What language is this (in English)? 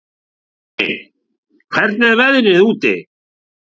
Icelandic